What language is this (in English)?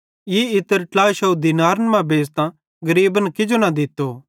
Bhadrawahi